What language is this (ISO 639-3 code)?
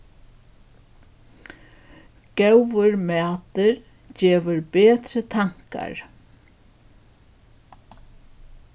fao